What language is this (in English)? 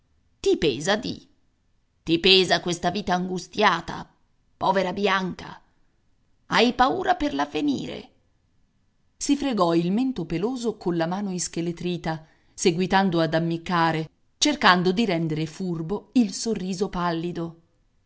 Italian